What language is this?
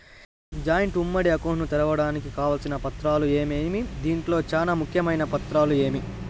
Telugu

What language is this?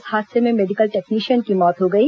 Hindi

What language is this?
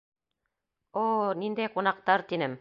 Bashkir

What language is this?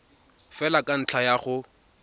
Tswana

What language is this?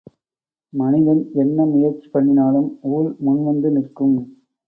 Tamil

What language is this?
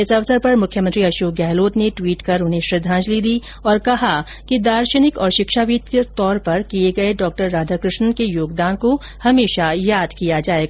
Hindi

